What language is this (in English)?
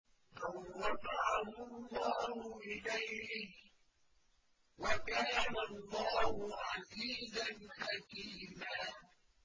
Arabic